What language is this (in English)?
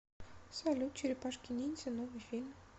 Russian